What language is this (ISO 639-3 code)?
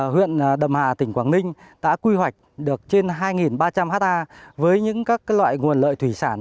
vie